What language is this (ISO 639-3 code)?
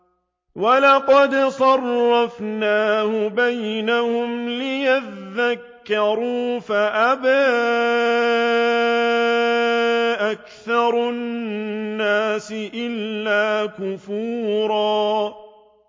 ara